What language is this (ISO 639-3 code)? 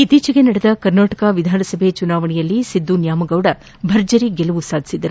kan